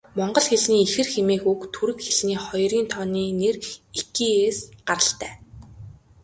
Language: Mongolian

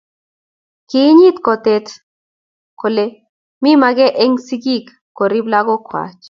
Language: Kalenjin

